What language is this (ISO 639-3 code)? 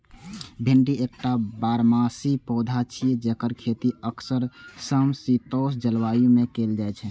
mai